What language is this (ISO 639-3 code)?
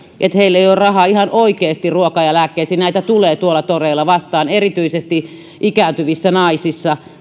fin